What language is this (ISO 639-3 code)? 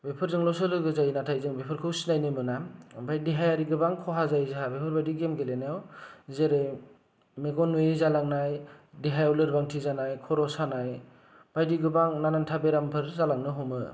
brx